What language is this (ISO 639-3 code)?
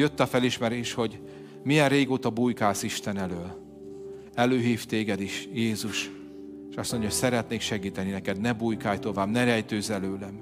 hun